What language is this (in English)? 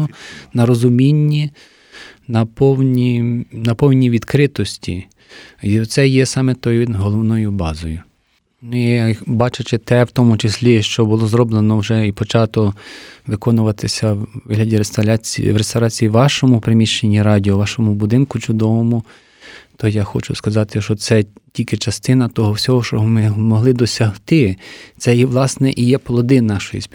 Ukrainian